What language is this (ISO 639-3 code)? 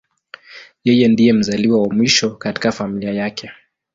swa